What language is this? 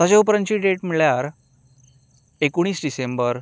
Konkani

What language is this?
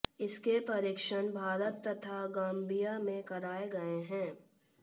Hindi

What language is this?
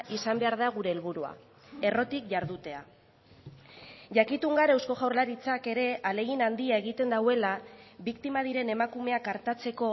Basque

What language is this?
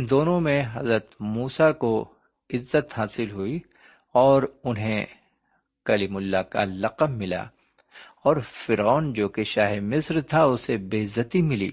Urdu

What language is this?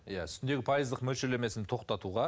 Kazakh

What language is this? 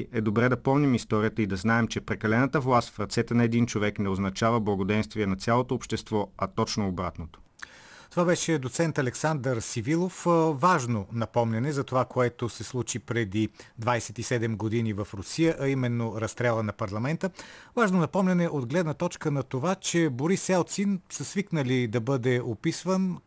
Bulgarian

